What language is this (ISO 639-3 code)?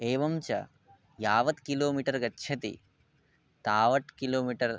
san